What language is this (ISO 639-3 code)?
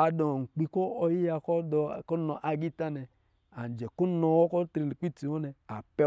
mgi